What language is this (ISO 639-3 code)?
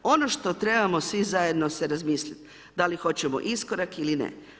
hrv